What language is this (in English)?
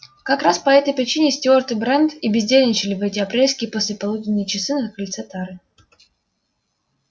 Russian